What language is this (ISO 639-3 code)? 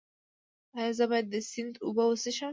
pus